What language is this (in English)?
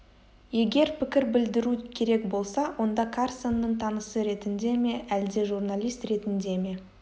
Kazakh